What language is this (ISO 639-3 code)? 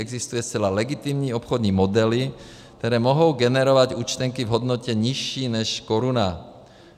ces